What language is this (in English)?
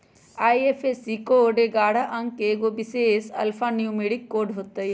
Magahi